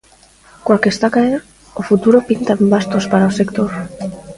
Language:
Galician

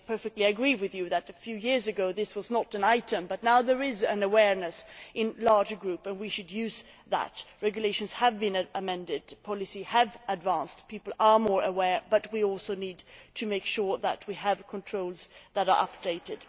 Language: English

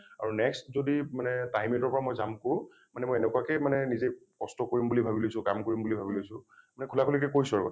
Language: Assamese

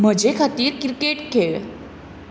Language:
Konkani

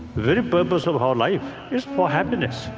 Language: English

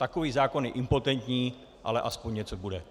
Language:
Czech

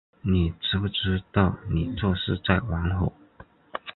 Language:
Chinese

